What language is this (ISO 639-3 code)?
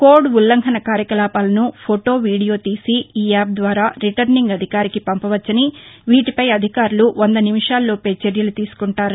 tel